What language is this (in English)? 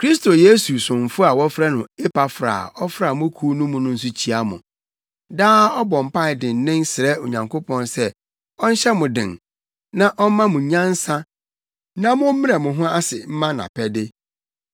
Akan